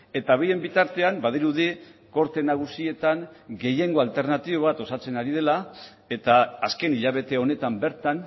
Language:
Basque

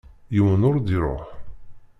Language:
Kabyle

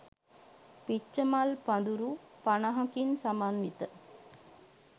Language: Sinhala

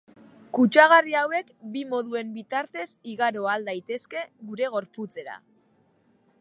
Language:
Basque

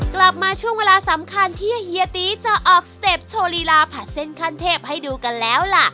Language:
Thai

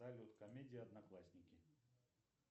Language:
Russian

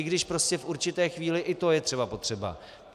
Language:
Czech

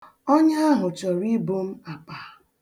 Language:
Igbo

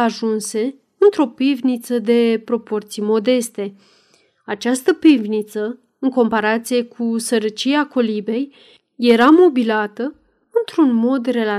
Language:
Romanian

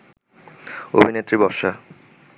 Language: Bangla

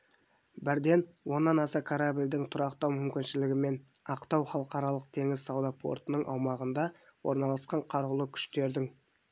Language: Kazakh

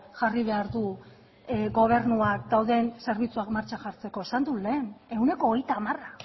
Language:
Basque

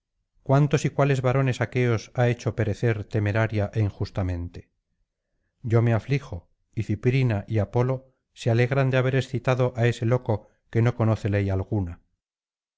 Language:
Spanish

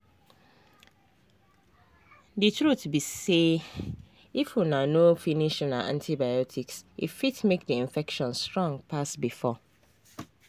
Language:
Nigerian Pidgin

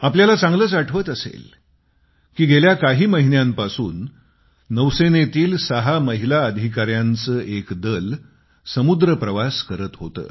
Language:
Marathi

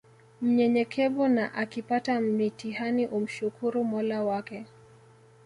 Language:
Swahili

